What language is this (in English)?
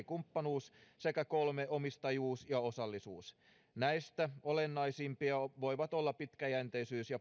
Finnish